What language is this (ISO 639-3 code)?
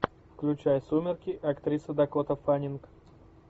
rus